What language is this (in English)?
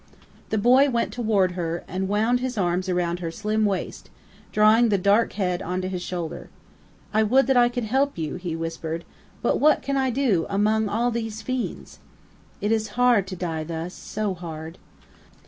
English